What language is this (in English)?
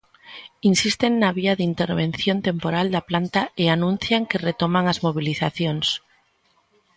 Galician